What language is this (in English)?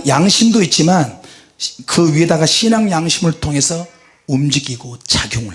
Korean